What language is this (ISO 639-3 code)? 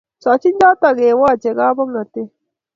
kln